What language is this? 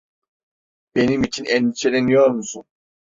Turkish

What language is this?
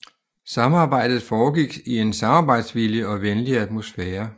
Danish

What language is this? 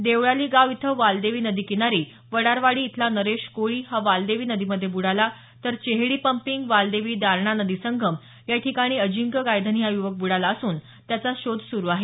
Marathi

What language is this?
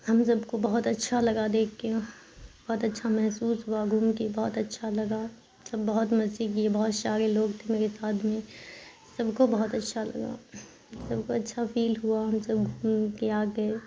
Urdu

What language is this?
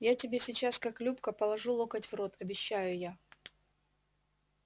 Russian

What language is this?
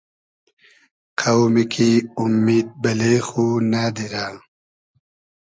Hazaragi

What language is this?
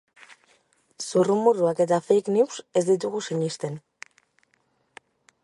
Basque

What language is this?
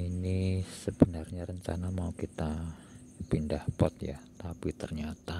Indonesian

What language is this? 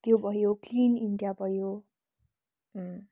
Nepali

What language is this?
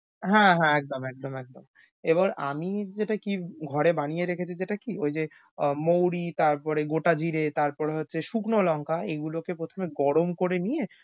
Bangla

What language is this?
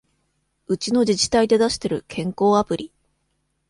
Japanese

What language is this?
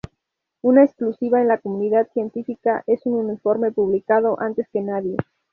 Spanish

